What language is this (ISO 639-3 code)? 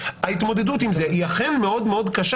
heb